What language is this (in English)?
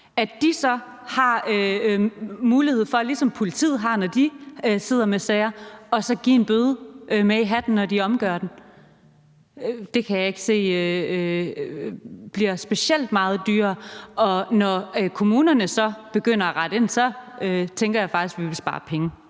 Danish